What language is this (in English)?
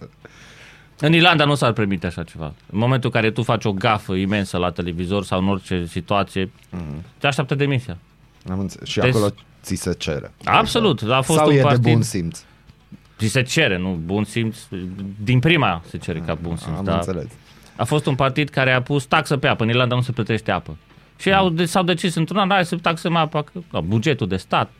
Romanian